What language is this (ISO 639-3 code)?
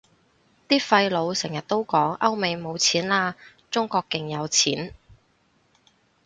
yue